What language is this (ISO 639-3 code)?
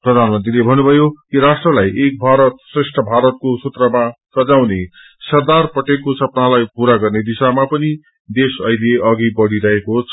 nep